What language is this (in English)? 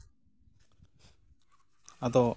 Santali